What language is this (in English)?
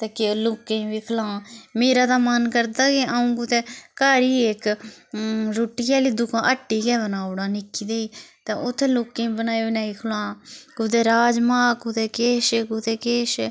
Dogri